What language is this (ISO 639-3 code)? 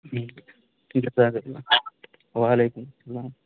urd